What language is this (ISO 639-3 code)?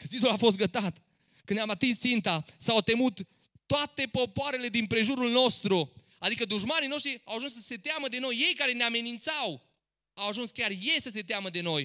ron